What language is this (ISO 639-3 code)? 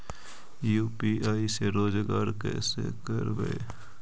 mag